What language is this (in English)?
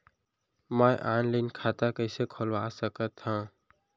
Chhattisgarhi